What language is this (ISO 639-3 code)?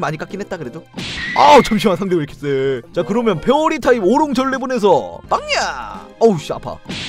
kor